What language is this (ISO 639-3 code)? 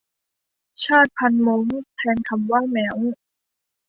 tha